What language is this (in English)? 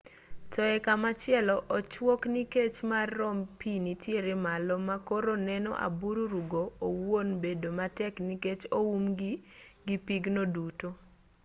Luo (Kenya and Tanzania)